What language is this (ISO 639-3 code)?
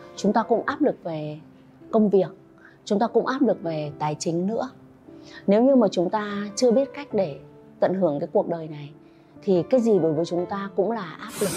vie